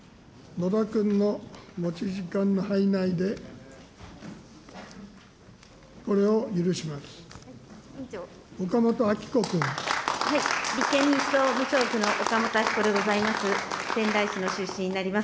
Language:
Japanese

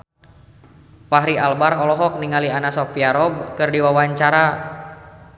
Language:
Sundanese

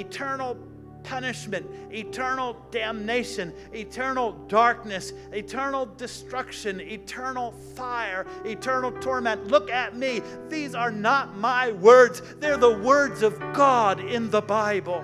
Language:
English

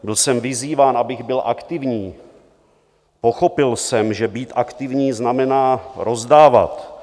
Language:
Czech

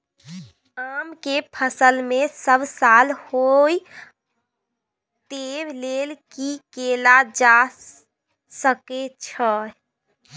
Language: Maithili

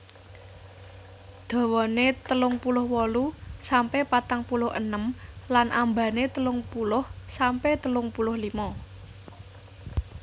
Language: Javanese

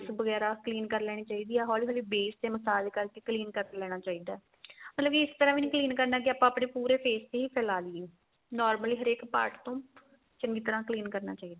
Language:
Punjabi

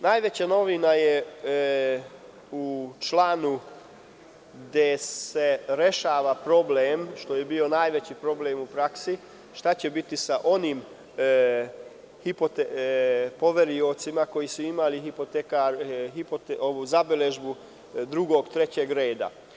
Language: Serbian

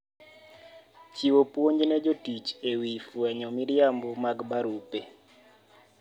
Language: Luo (Kenya and Tanzania)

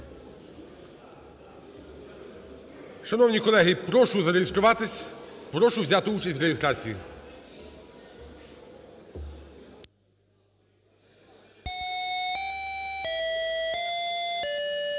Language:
Ukrainian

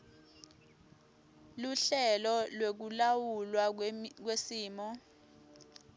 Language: Swati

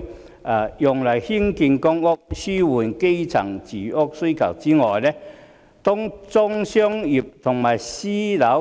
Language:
Cantonese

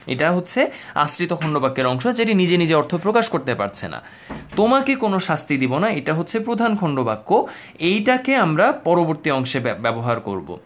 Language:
Bangla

